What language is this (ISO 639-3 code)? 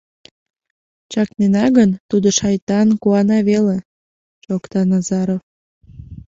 chm